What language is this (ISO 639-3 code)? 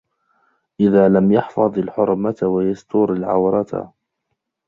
ara